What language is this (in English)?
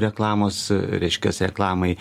Lithuanian